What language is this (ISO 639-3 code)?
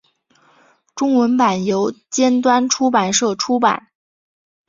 zho